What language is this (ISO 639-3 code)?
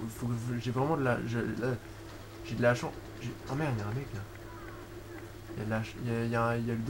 fra